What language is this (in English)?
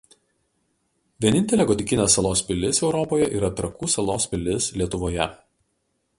Lithuanian